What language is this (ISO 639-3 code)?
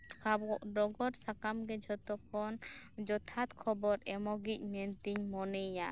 sat